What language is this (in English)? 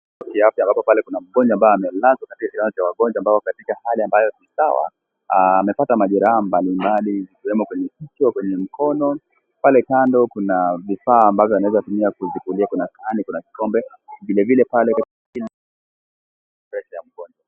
Swahili